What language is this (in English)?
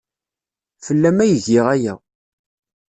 Kabyle